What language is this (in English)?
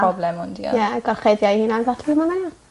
Welsh